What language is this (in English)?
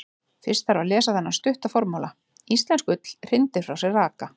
Icelandic